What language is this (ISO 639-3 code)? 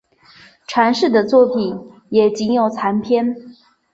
zho